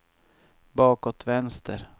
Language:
Swedish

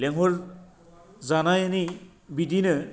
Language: Bodo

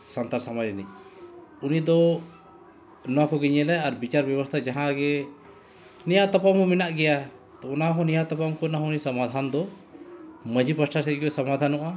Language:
Santali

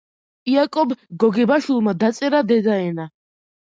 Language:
Georgian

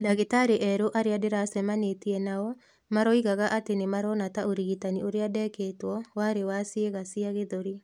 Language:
Kikuyu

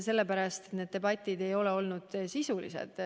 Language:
Estonian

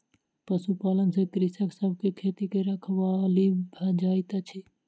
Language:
Maithili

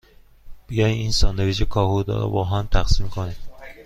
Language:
Persian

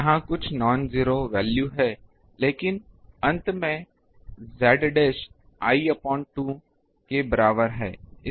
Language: Hindi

